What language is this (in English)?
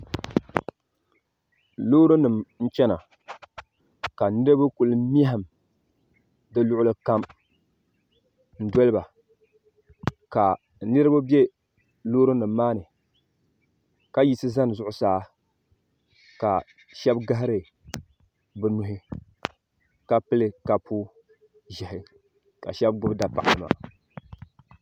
Dagbani